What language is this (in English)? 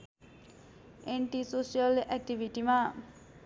Nepali